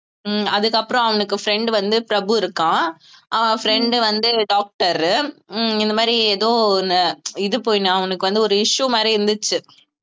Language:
Tamil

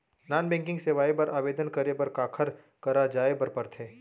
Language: Chhattisgarhi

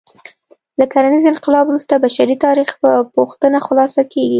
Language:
Pashto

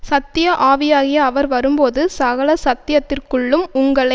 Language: Tamil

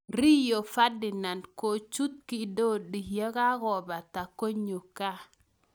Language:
Kalenjin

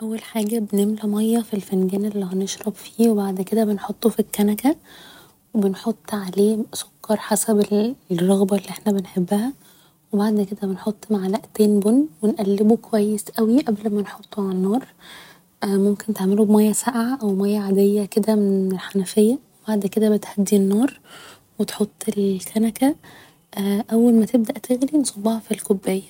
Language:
Egyptian Arabic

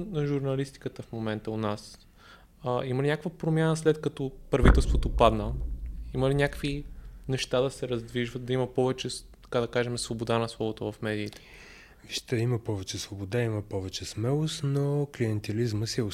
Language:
Bulgarian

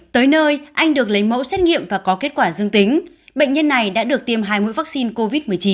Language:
Vietnamese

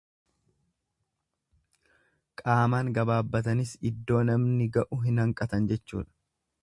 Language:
Oromo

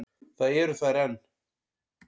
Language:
Icelandic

